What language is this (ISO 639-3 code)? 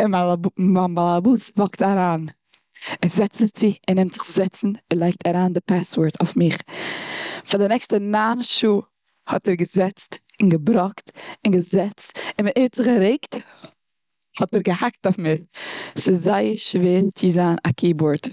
yid